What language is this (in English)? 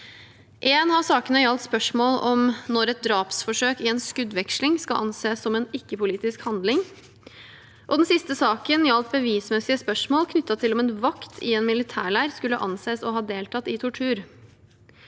Norwegian